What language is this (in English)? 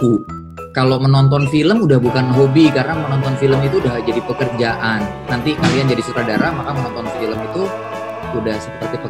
Indonesian